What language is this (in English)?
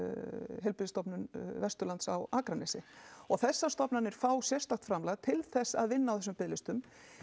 Icelandic